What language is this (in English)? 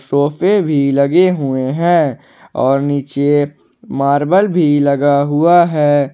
Hindi